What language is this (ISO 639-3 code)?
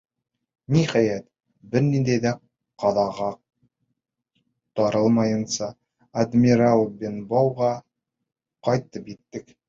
bak